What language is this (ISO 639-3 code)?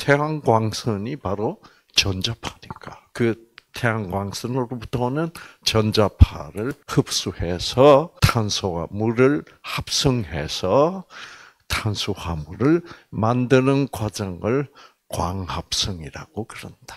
kor